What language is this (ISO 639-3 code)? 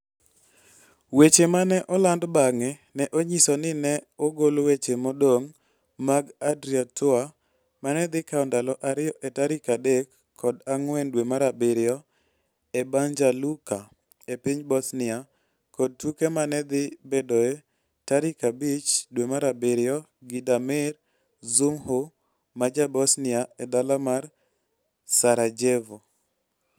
luo